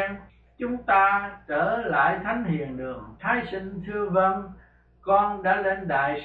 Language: Vietnamese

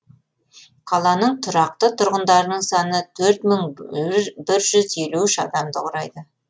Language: Kazakh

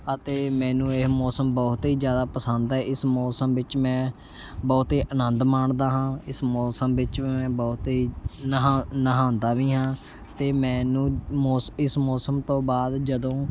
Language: Punjabi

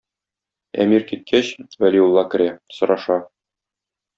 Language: Tatar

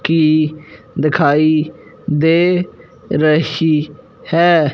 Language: Hindi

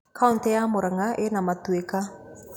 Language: Kikuyu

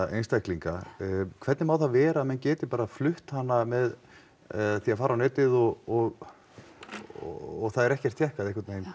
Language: Icelandic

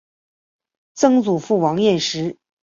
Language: Chinese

